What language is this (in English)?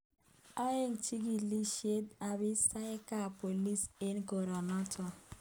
Kalenjin